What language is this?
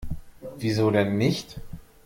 German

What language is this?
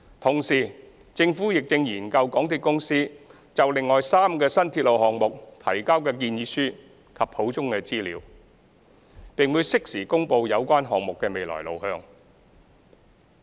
Cantonese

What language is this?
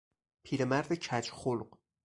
Persian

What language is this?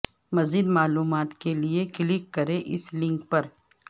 Urdu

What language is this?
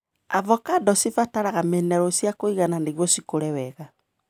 Kikuyu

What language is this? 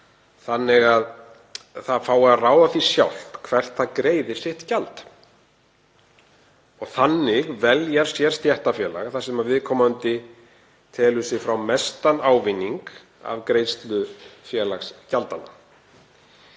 Icelandic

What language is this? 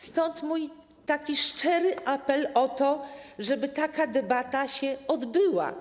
Polish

